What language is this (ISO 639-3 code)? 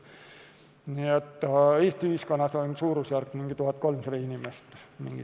est